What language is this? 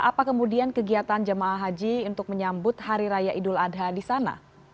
Indonesian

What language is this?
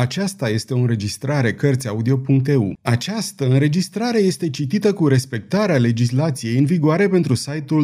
Romanian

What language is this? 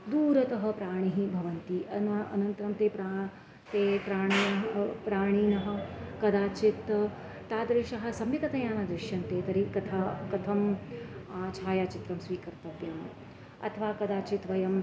Sanskrit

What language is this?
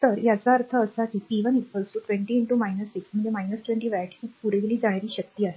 Marathi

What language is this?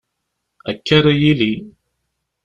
Kabyle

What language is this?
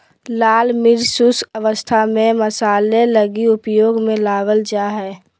Magahi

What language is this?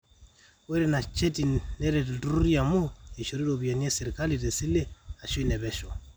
Masai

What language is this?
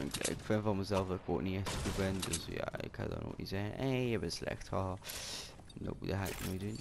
Dutch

